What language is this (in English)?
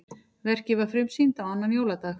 Icelandic